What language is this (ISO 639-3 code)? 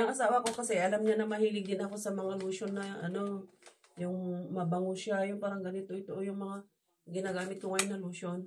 fil